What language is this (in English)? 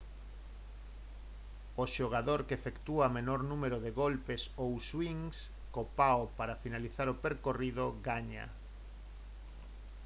Galician